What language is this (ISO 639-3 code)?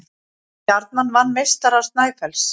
isl